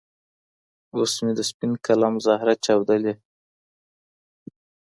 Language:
Pashto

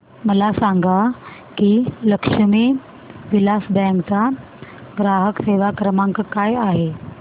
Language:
Marathi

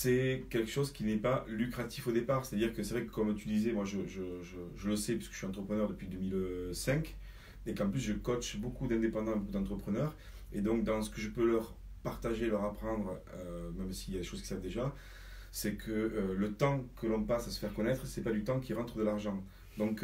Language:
French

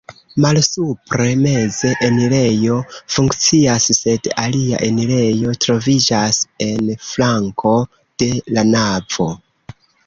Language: Esperanto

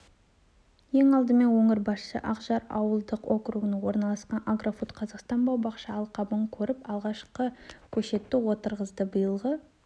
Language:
Kazakh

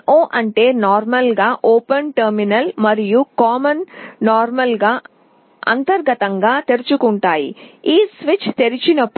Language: Telugu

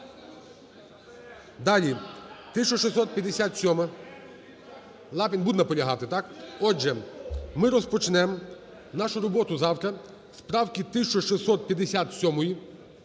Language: Ukrainian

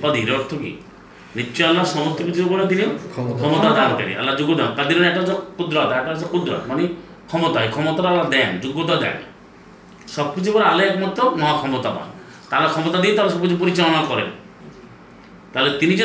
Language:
Bangla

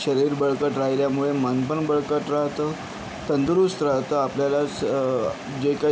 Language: Marathi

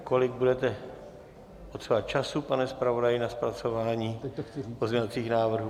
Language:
Czech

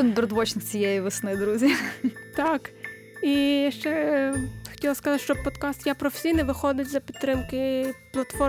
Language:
Ukrainian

